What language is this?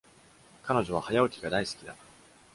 Japanese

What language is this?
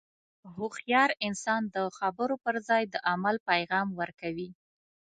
Pashto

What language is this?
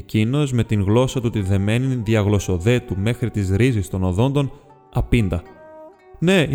Greek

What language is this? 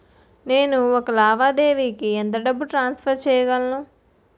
Telugu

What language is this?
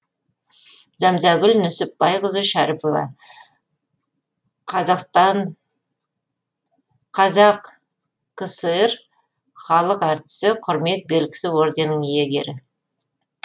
Kazakh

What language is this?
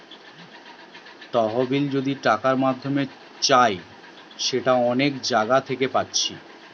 Bangla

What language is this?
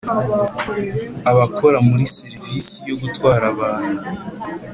Kinyarwanda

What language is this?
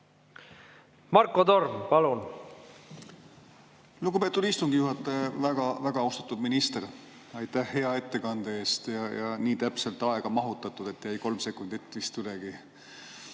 Estonian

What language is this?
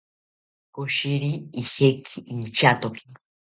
South Ucayali Ashéninka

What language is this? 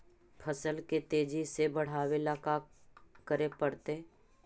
Magahi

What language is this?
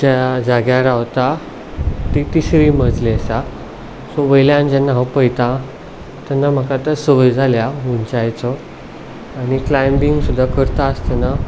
Konkani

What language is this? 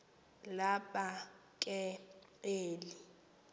Xhosa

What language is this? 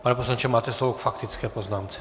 Czech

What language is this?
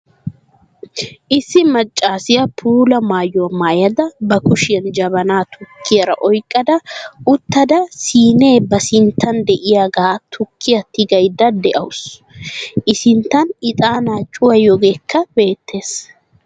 Wolaytta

